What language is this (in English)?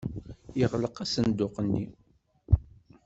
Kabyle